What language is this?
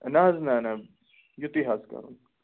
Kashmiri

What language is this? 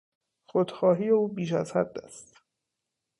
Persian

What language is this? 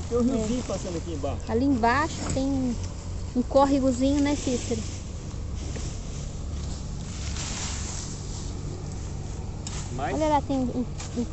Portuguese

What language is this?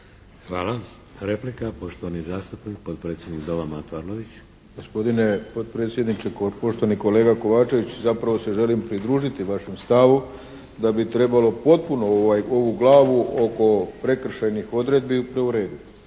Croatian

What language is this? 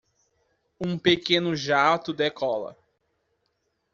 Portuguese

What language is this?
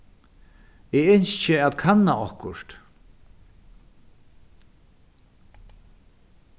Faroese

